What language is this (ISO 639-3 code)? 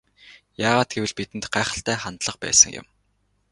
mon